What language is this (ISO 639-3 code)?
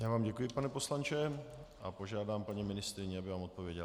ces